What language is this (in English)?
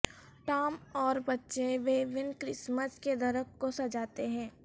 Urdu